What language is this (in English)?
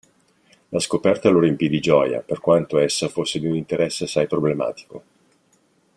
Italian